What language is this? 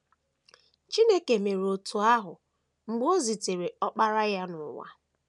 Igbo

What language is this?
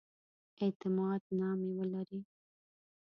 Pashto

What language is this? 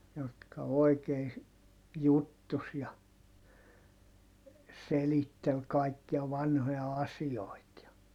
Finnish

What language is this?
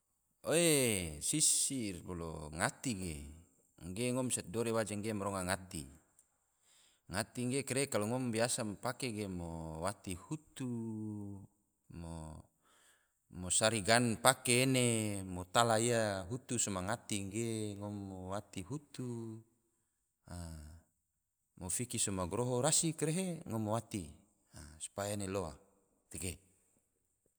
Tidore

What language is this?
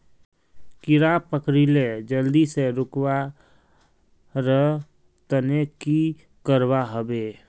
Magahi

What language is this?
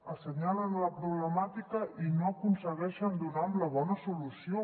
Catalan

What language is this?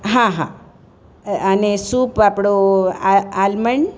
Gujarati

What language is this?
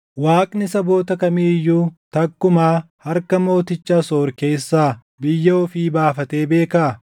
Oromo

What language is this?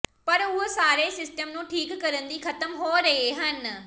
Punjabi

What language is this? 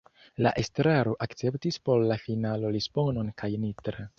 Esperanto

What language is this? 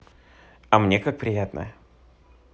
Russian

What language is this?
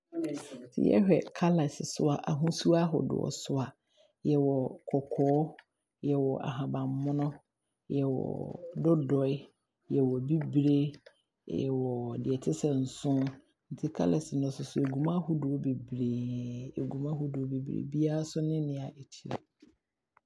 Abron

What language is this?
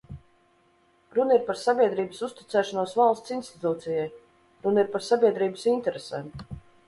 Latvian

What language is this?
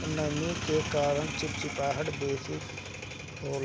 Bhojpuri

